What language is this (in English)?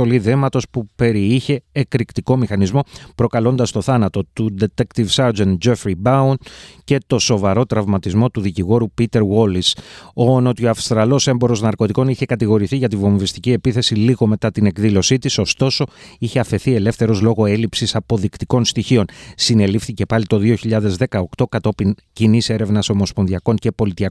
Greek